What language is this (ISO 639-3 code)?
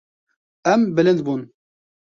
kur